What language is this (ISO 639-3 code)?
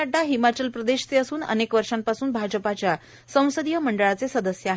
mar